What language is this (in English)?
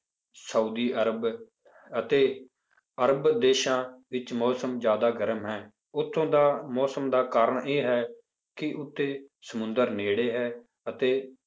Punjabi